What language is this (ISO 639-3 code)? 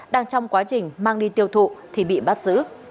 vie